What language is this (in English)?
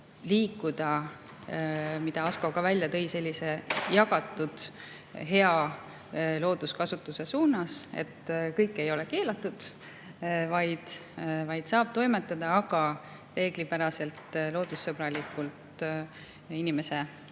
Estonian